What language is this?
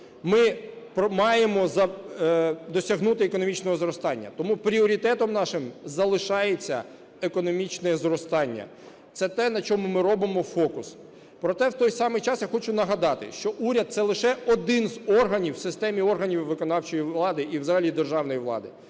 Ukrainian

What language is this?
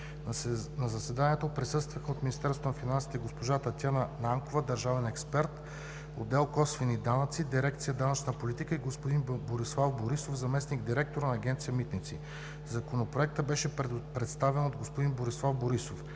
Bulgarian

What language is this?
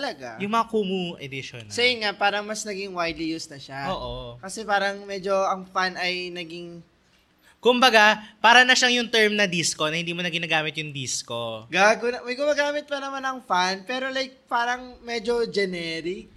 Filipino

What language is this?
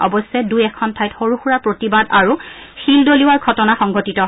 Assamese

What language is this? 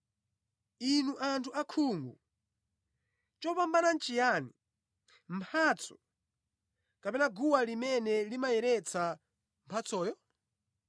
Nyanja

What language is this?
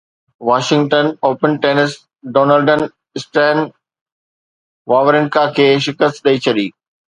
Sindhi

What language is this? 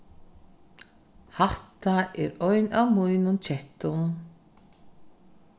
Faroese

